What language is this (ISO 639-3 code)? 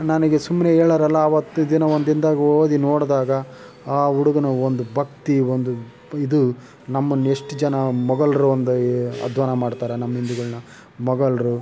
kan